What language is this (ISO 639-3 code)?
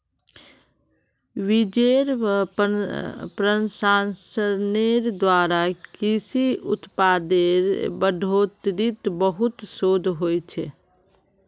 mag